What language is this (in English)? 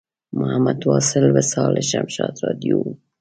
Pashto